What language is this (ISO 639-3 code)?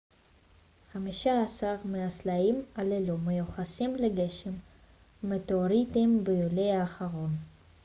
heb